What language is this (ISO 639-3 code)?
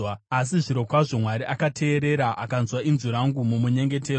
sna